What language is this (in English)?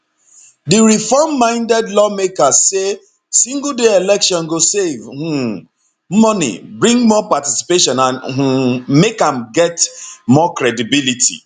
Nigerian Pidgin